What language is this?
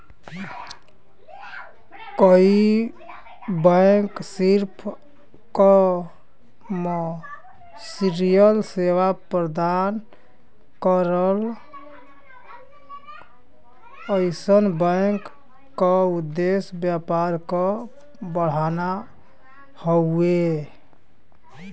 Bhojpuri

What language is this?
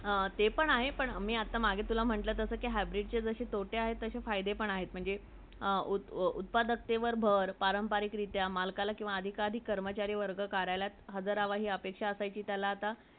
Marathi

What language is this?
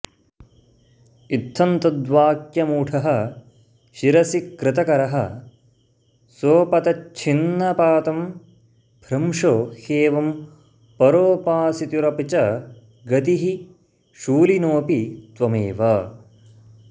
Sanskrit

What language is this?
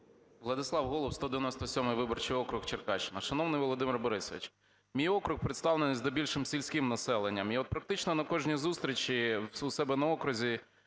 Ukrainian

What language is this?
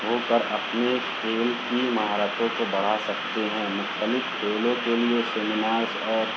Urdu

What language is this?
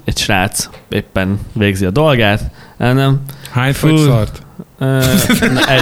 Hungarian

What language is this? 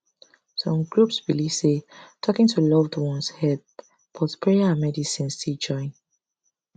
Nigerian Pidgin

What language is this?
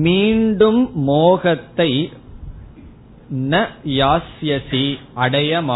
Tamil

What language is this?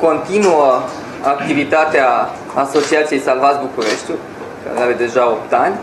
Romanian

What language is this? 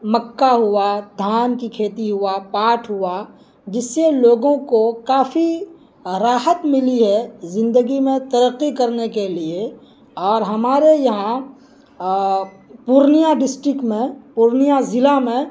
Urdu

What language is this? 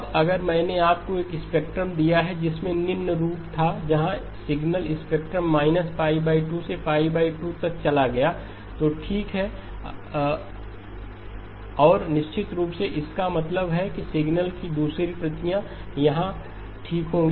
Hindi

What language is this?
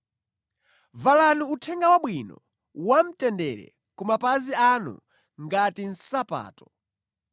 Nyanja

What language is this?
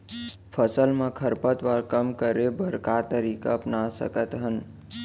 Chhattisgarhi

